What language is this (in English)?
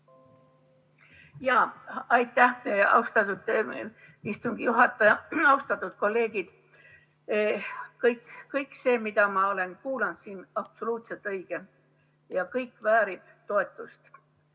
Estonian